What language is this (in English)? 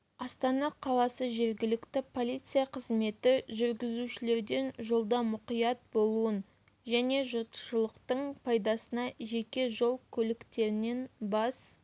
Kazakh